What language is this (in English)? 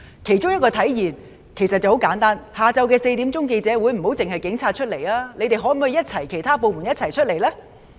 Cantonese